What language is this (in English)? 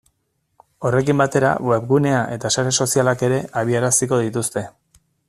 Basque